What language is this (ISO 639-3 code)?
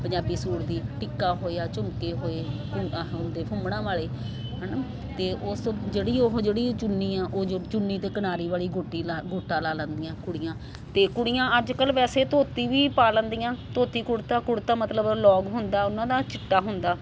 pan